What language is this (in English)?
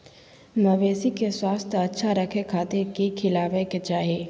Magahi